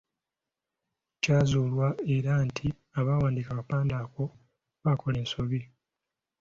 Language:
Ganda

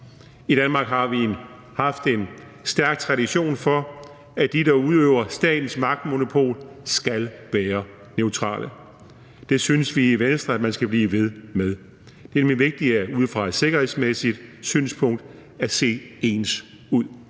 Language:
Danish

